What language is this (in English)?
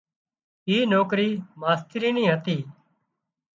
Wadiyara Koli